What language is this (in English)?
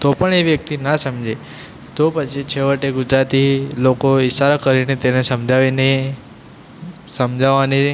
Gujarati